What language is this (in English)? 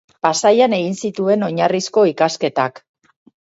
Basque